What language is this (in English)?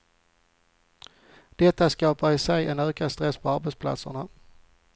Swedish